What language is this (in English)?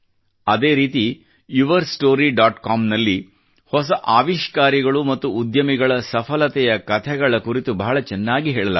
Kannada